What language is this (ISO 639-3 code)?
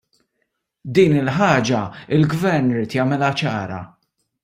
mlt